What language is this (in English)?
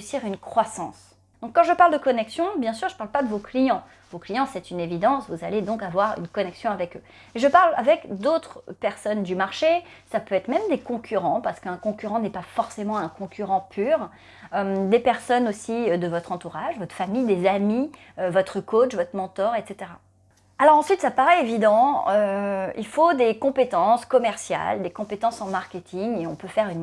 French